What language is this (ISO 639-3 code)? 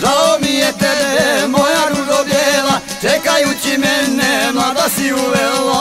ara